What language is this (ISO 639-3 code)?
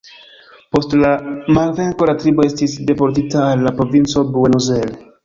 epo